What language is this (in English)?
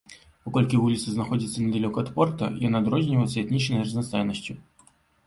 Belarusian